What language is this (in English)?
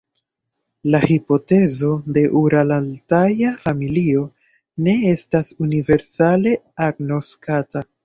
Esperanto